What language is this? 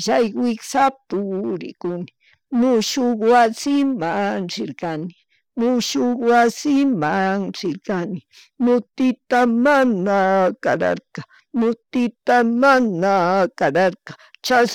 Chimborazo Highland Quichua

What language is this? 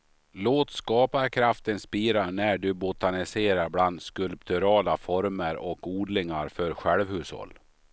Swedish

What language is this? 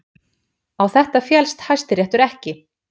Icelandic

